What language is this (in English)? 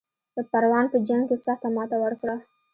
Pashto